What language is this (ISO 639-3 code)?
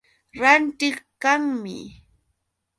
qux